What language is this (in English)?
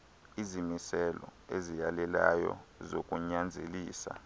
Xhosa